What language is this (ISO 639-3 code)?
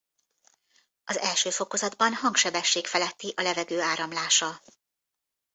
hun